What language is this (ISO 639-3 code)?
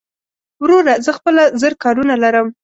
pus